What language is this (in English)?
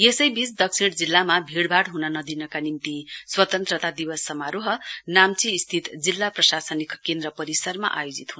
Nepali